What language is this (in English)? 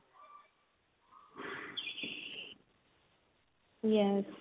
Punjabi